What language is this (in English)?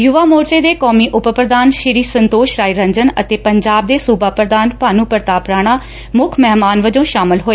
Punjabi